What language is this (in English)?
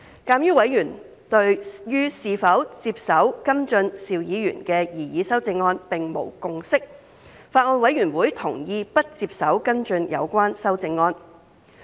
Cantonese